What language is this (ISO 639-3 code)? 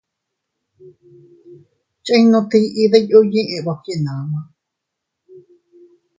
cut